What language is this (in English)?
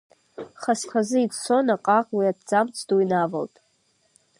Abkhazian